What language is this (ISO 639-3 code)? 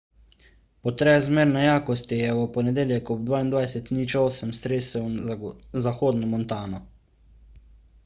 slv